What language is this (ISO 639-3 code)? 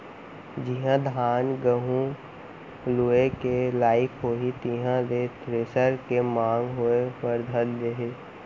hne